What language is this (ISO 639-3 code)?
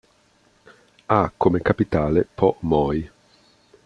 ita